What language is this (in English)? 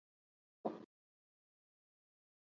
Mokpwe